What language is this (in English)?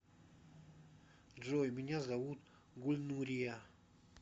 Russian